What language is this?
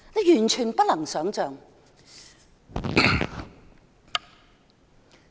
Cantonese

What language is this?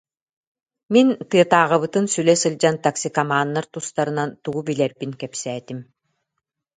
Yakut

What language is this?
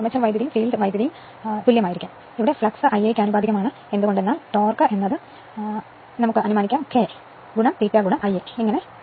Malayalam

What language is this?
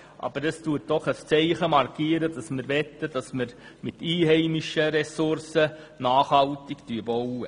Swiss German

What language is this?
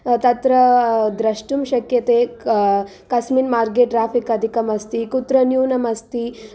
Sanskrit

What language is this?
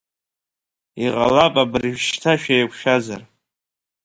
Abkhazian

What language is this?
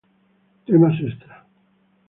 Spanish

